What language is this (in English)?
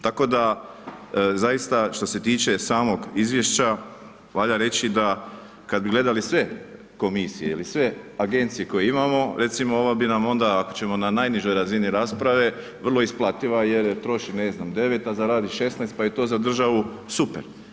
Croatian